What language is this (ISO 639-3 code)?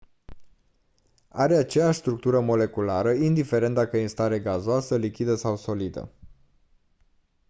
ron